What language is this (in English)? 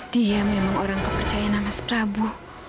Indonesian